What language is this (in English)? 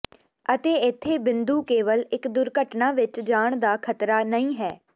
Punjabi